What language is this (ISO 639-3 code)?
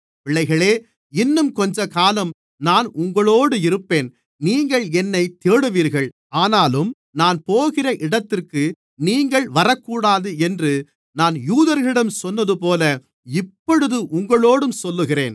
tam